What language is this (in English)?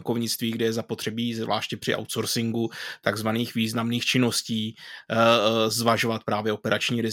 Czech